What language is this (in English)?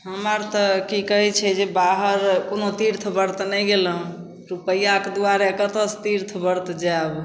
Maithili